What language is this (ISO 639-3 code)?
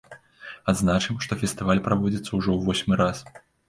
bel